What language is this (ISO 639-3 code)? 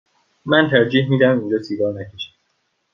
fas